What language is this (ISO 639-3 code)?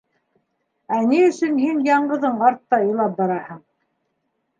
bak